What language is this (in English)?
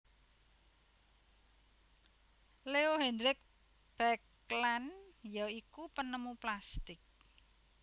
Javanese